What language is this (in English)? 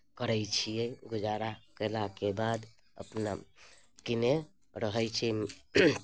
Maithili